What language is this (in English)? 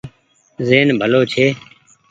Goaria